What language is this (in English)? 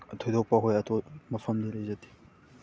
Manipuri